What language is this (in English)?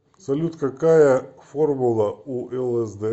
Russian